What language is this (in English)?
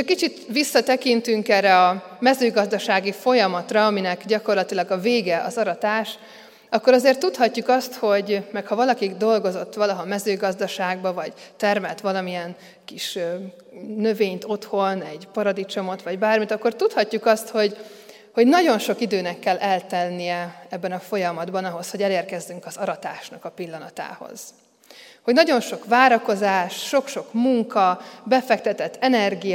Hungarian